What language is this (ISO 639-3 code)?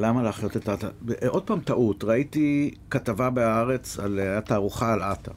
heb